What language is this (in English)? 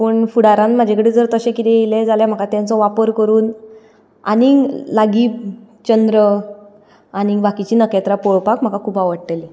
Konkani